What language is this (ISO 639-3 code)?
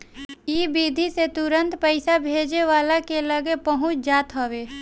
bho